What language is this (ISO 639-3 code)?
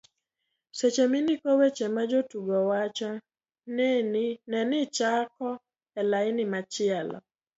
luo